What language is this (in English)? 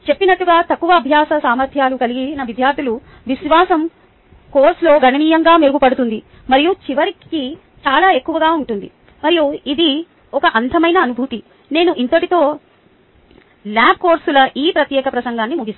Telugu